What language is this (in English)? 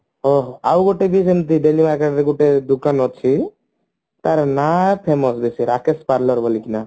Odia